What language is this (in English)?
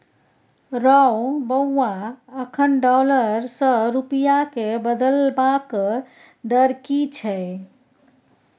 Maithili